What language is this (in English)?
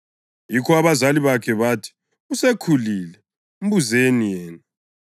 North Ndebele